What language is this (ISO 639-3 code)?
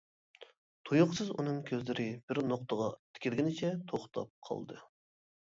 uig